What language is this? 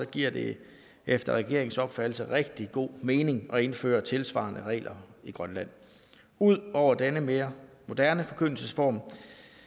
Danish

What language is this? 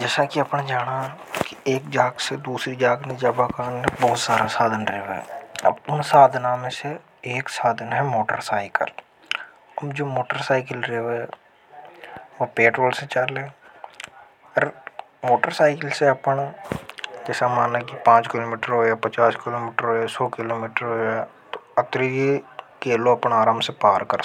Hadothi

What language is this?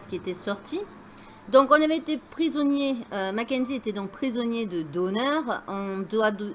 French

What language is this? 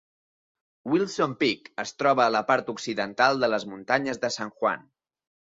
Catalan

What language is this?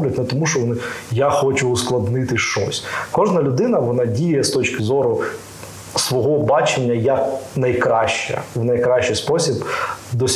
Ukrainian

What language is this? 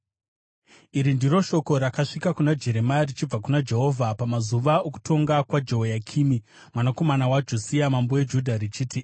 Shona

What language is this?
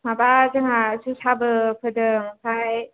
Bodo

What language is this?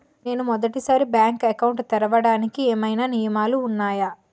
Telugu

